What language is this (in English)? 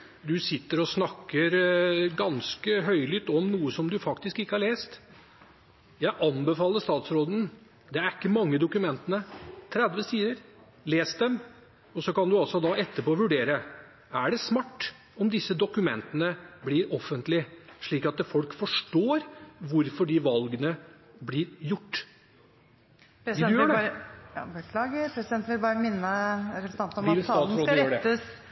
Norwegian